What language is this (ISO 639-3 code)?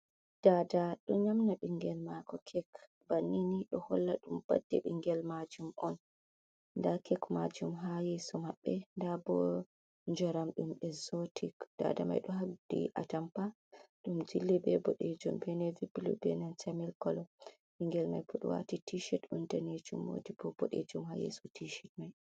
ful